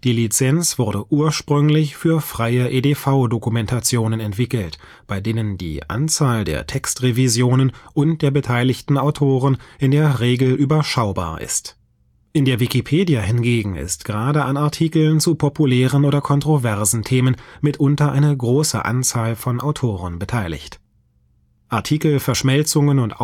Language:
German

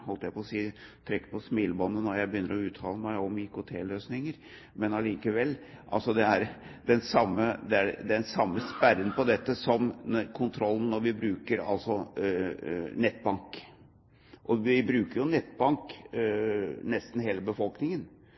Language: Norwegian Bokmål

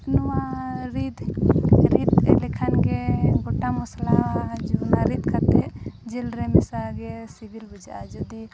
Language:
Santali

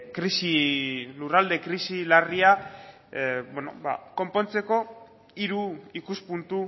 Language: Basque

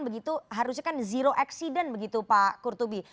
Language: Indonesian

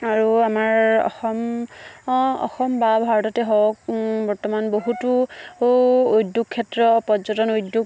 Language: Assamese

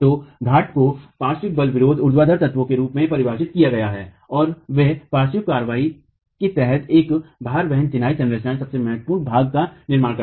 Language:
Hindi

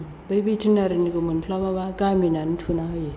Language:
Bodo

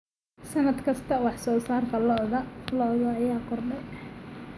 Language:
Somali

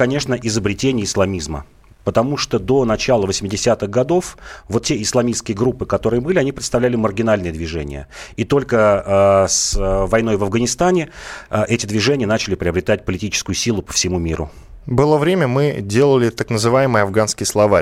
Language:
Russian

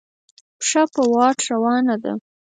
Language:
Pashto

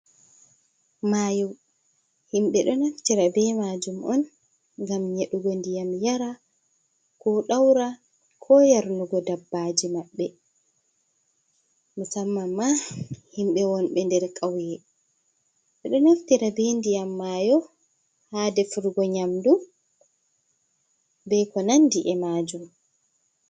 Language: Fula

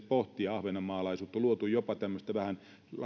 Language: Finnish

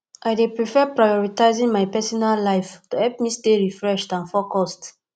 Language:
Nigerian Pidgin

